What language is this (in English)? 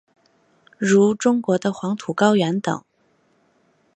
Chinese